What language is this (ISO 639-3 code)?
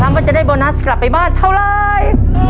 tha